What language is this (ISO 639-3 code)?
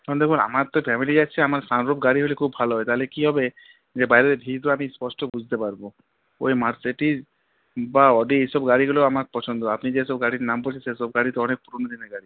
ben